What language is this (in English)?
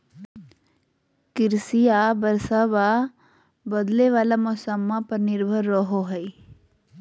Magahi